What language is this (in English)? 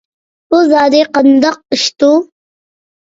Uyghur